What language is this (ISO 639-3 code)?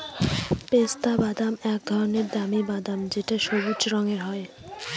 ben